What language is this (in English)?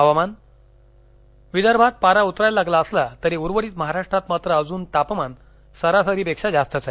Marathi